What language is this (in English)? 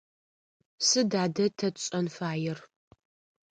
Adyghe